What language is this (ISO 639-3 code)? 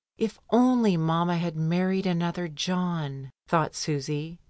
eng